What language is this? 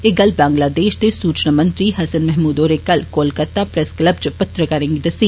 Dogri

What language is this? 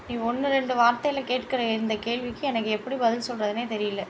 Tamil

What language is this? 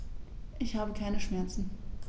German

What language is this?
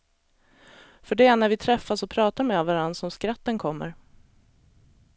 Swedish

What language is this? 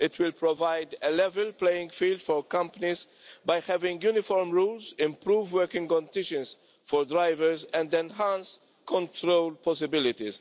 English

